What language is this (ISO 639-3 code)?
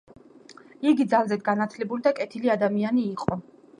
kat